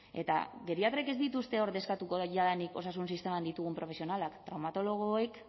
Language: Basque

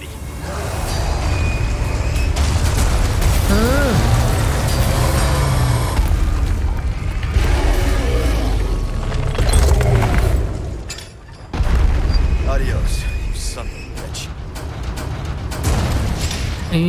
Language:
Thai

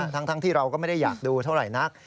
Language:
Thai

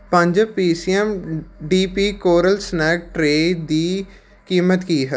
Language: Punjabi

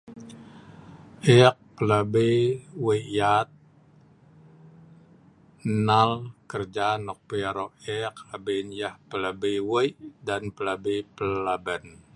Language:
Sa'ban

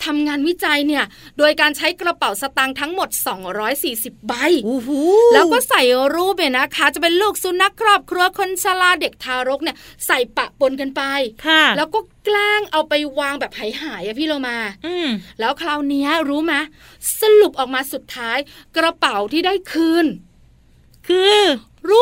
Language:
Thai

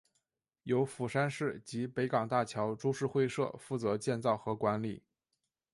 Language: Chinese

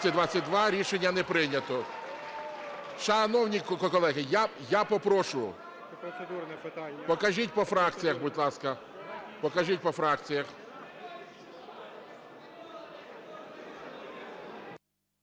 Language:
Ukrainian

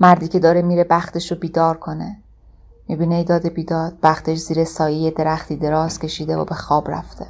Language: Persian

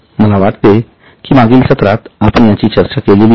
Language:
Marathi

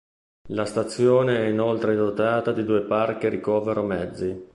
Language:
Italian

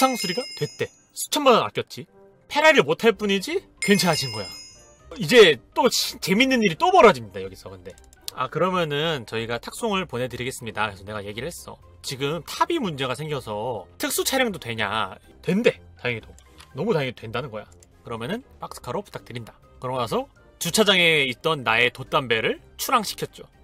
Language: Korean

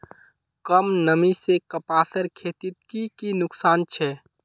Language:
Magahi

